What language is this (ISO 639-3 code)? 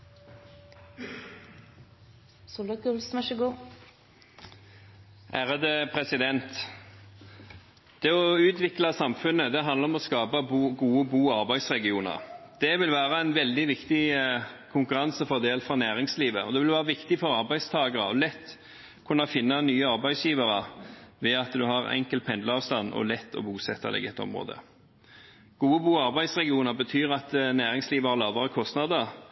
nor